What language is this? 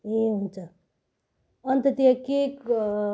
Nepali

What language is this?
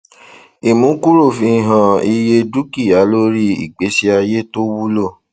Yoruba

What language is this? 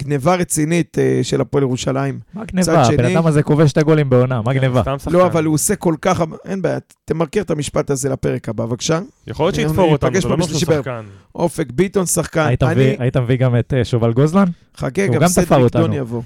Hebrew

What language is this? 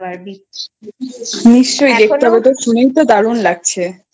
Bangla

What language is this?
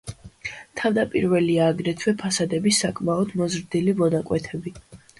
Georgian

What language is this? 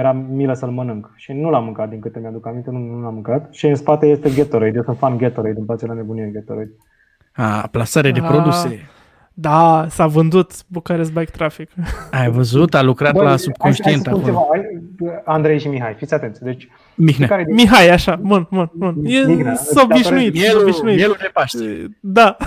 Romanian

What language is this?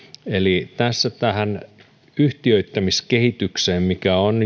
Finnish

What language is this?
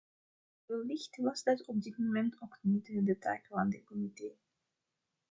Dutch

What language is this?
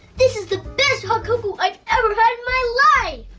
English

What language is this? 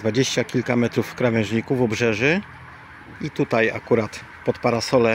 Polish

